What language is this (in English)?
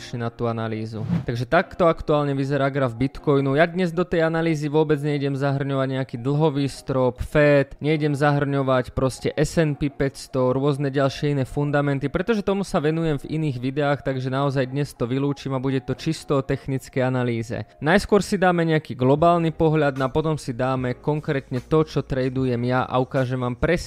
Slovak